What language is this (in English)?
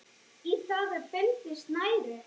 Icelandic